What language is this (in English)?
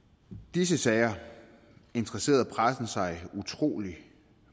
Danish